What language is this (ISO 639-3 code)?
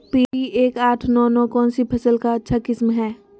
mag